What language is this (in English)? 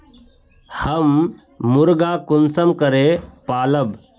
Magahi